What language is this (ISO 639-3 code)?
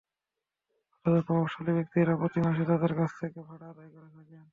ben